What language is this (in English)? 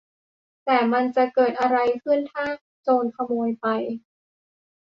Thai